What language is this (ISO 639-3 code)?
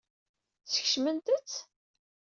kab